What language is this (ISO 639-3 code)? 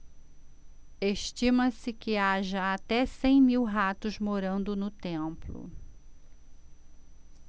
por